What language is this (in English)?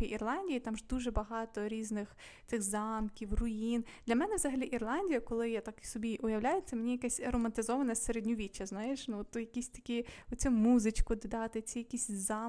Ukrainian